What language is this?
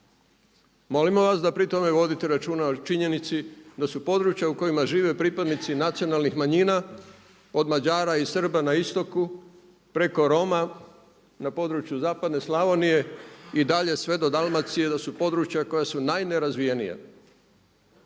Croatian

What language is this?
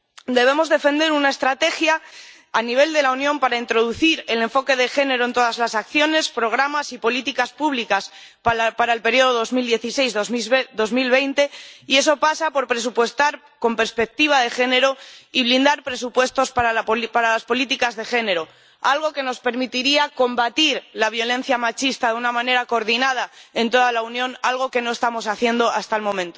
Spanish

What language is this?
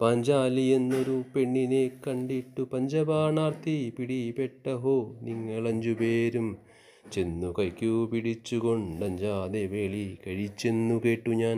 Malayalam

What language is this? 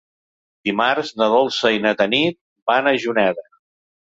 Catalan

